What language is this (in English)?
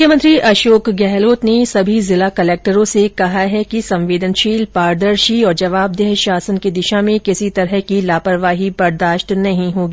Hindi